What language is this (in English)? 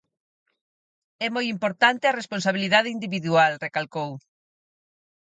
Galician